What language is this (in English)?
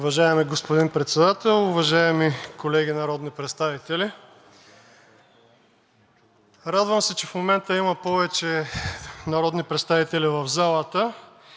Bulgarian